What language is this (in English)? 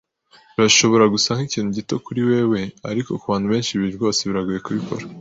Kinyarwanda